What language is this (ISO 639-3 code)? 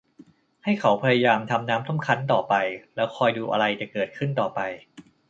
tha